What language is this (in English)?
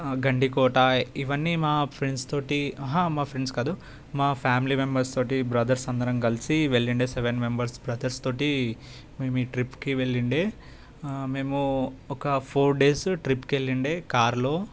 Telugu